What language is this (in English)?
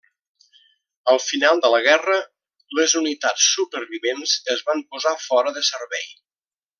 Catalan